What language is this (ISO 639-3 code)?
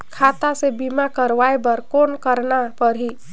hne